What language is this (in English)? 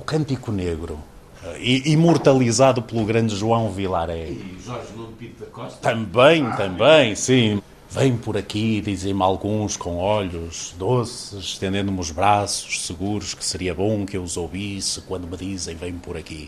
Portuguese